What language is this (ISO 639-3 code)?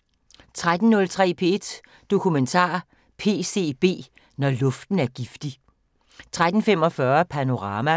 dan